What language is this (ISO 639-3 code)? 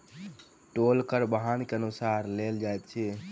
mai